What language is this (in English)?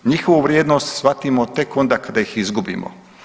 Croatian